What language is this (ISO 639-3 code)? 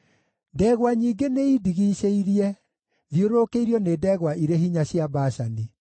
kik